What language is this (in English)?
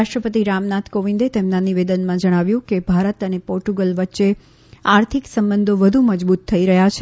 Gujarati